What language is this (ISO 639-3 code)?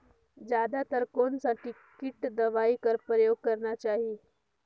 hne